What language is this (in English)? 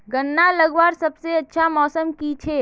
Magahi